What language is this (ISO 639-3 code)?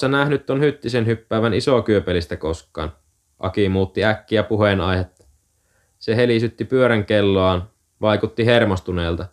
fin